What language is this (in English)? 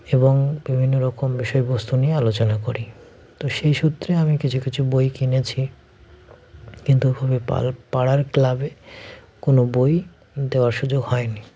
Bangla